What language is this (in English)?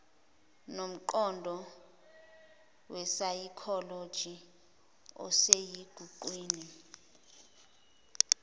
Zulu